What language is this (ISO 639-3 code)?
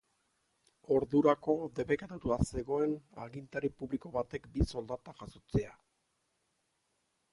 eus